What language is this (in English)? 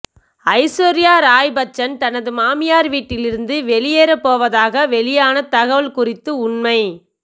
Tamil